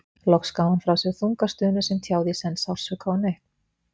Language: Icelandic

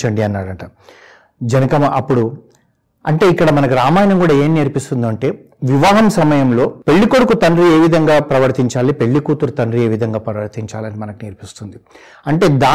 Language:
Telugu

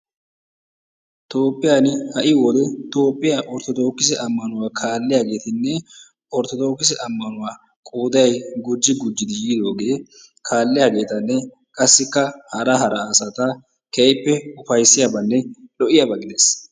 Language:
Wolaytta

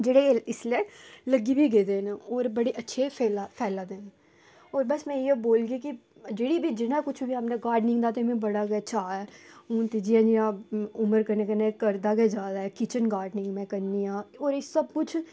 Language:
Dogri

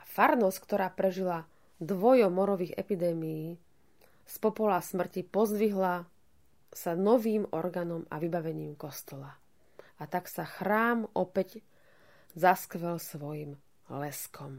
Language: Slovak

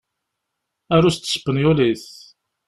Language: Kabyle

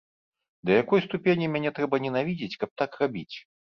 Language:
Belarusian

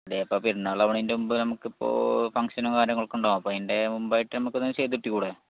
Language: Malayalam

